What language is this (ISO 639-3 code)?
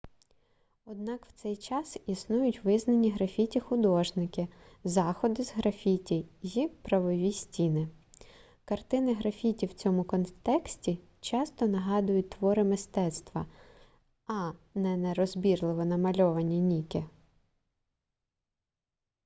ukr